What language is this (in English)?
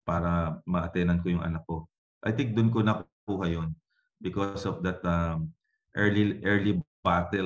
Filipino